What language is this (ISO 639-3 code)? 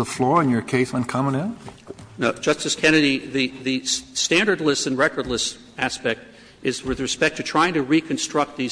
eng